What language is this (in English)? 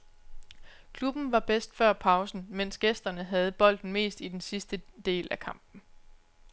Danish